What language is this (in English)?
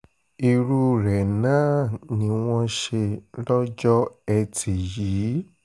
Yoruba